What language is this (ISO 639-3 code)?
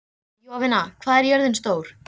isl